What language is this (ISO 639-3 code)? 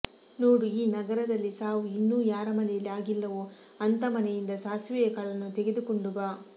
kan